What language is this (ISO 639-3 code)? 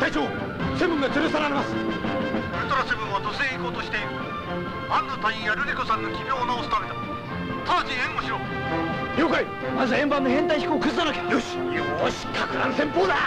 jpn